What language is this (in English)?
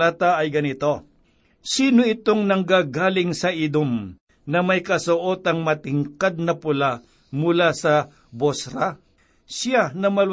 Filipino